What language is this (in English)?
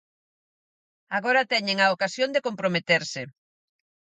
Galician